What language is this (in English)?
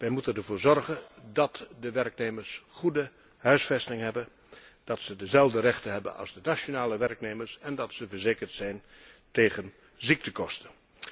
Dutch